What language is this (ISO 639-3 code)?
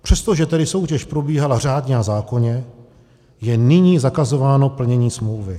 ces